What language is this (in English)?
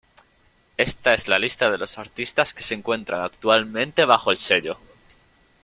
Spanish